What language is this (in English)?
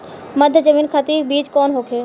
Bhojpuri